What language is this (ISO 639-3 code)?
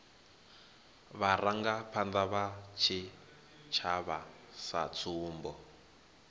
ven